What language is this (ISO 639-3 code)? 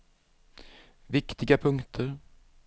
swe